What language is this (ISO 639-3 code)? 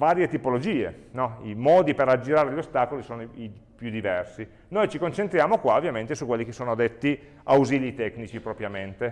ita